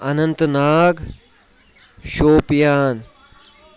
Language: Kashmiri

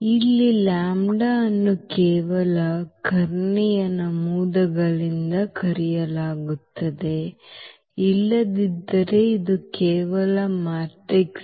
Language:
Kannada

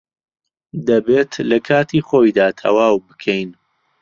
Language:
Central Kurdish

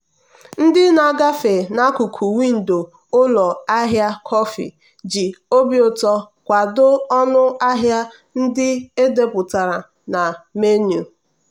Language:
Igbo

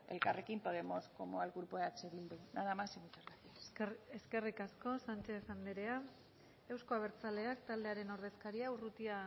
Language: Basque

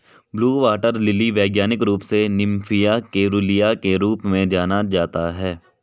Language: Hindi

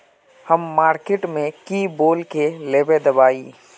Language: Magahi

